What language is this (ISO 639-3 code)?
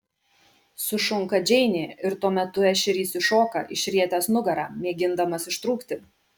lit